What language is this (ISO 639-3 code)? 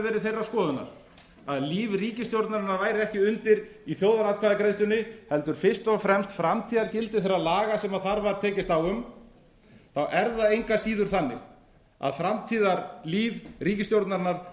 isl